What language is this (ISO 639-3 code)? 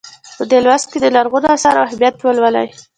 pus